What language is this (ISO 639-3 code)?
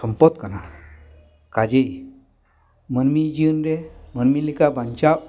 sat